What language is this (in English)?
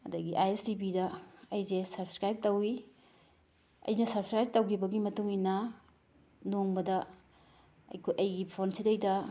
Manipuri